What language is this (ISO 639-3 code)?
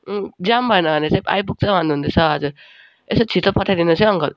nep